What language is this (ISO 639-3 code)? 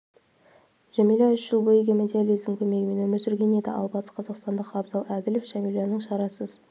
kaz